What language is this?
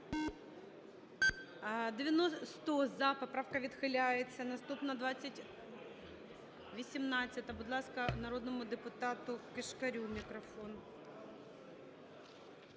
Ukrainian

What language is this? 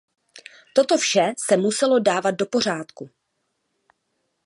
Czech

